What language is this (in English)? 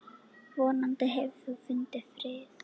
Icelandic